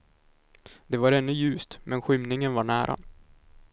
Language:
Swedish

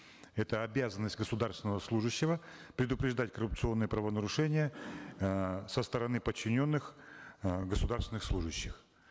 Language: Kazakh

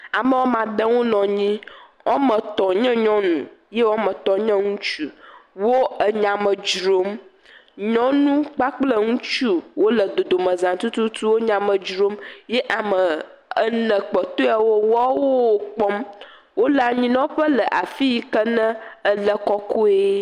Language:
Ewe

